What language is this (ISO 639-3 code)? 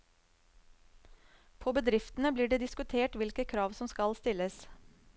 nor